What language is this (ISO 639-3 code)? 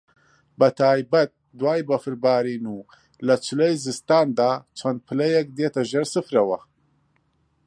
ckb